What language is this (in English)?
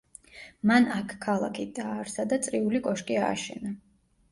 Georgian